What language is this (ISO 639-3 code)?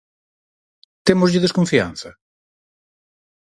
glg